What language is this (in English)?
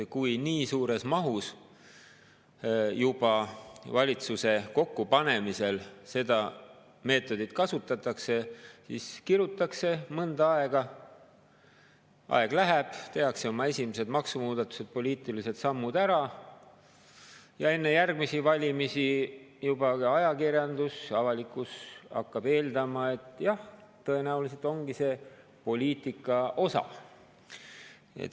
Estonian